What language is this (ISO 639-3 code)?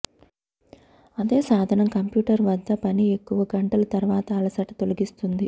tel